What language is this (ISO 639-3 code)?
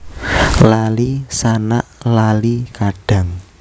jav